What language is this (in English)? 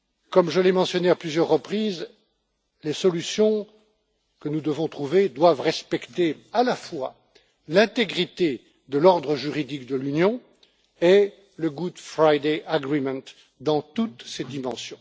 French